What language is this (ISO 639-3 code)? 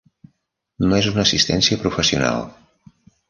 cat